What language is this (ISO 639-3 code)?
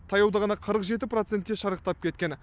kaz